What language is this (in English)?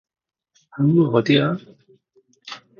Korean